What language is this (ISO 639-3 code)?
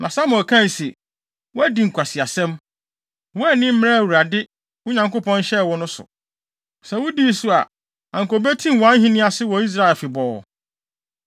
aka